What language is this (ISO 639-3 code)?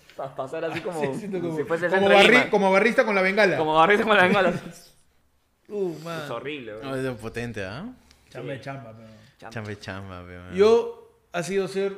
spa